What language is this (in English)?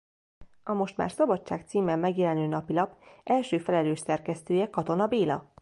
Hungarian